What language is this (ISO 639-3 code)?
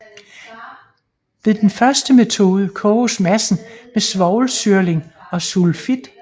dan